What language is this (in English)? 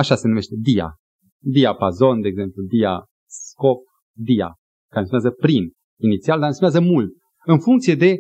Romanian